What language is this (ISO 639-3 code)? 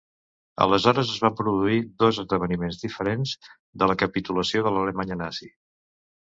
cat